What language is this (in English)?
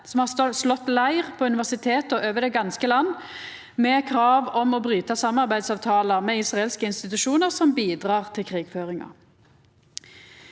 Norwegian